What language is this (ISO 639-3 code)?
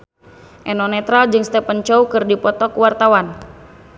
sun